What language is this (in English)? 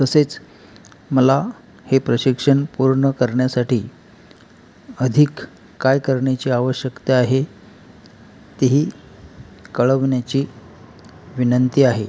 Marathi